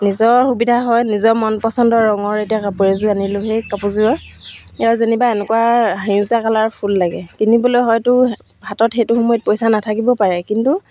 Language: Assamese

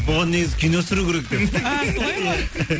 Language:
Kazakh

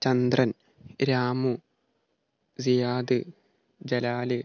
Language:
Malayalam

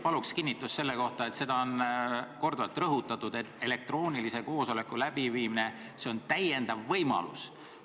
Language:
Estonian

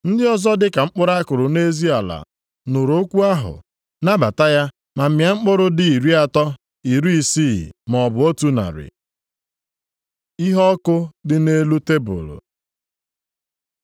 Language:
Igbo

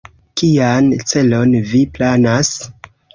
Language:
Esperanto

